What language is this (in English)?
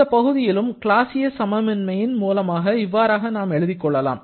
Tamil